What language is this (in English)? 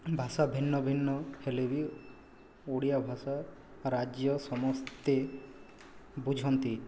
Odia